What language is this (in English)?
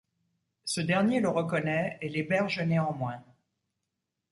French